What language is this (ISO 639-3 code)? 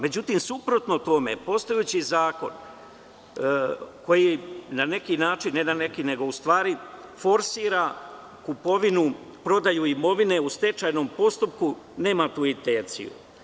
srp